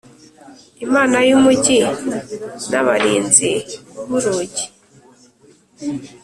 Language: Kinyarwanda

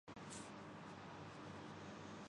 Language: Urdu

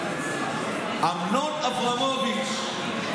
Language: Hebrew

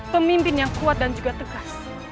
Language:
Indonesian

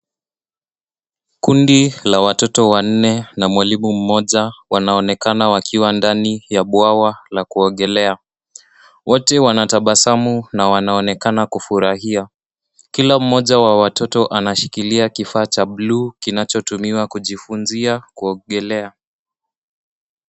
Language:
Swahili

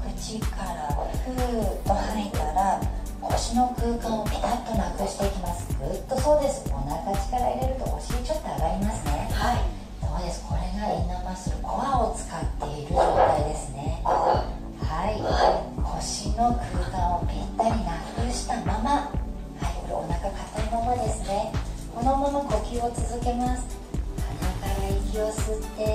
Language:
Japanese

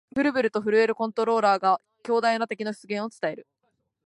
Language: Japanese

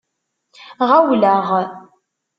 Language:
Kabyle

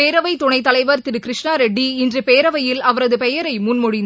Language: Tamil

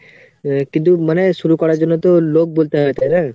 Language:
Bangla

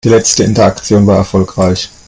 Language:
German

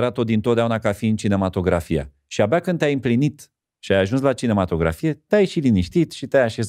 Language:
Romanian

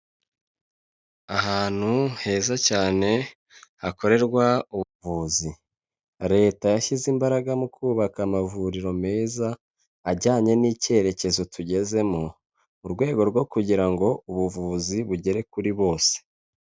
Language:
Kinyarwanda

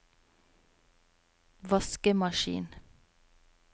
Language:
Norwegian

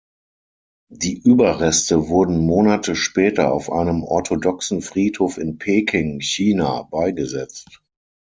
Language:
German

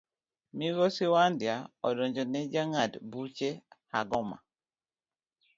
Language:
Luo (Kenya and Tanzania)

